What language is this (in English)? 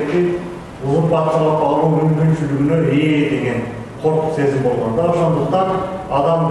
Turkish